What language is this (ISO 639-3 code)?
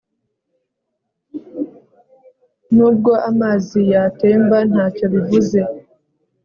kin